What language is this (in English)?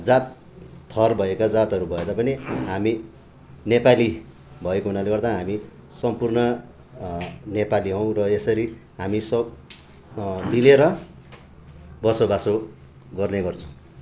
Nepali